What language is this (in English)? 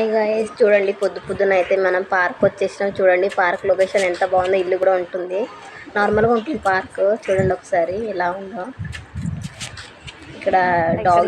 Thai